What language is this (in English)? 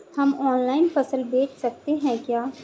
Hindi